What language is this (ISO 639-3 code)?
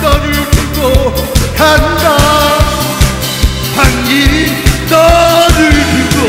kor